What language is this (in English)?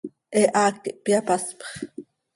Seri